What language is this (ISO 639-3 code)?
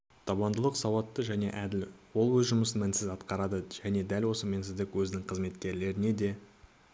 kaz